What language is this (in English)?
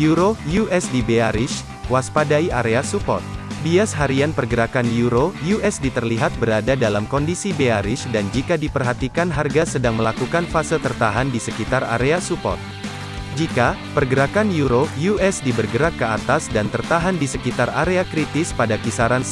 Indonesian